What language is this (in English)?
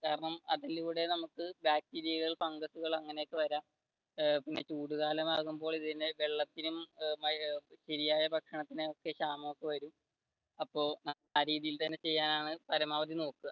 Malayalam